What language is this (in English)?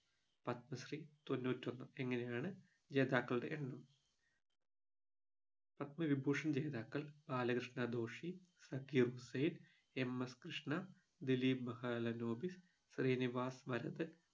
Malayalam